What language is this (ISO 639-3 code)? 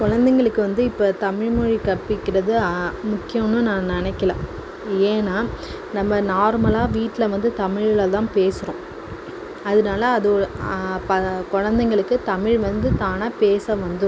tam